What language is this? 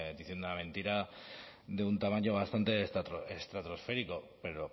Spanish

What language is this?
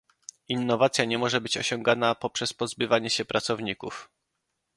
Polish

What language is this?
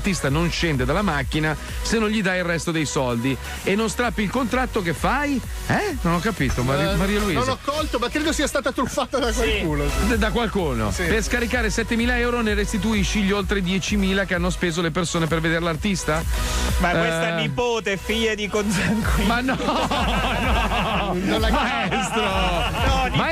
Italian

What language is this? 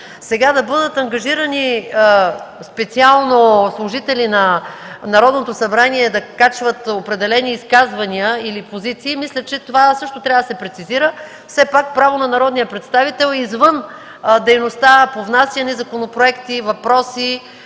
Bulgarian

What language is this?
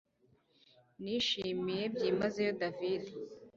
Kinyarwanda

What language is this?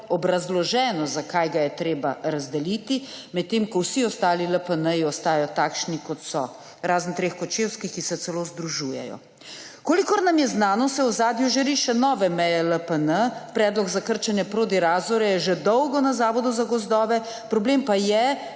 Slovenian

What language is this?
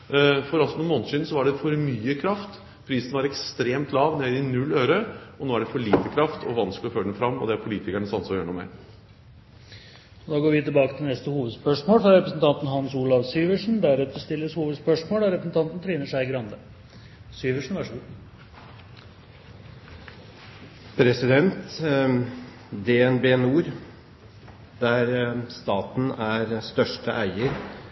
Norwegian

